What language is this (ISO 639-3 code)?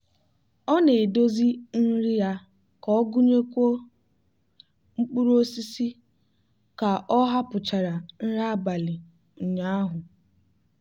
ibo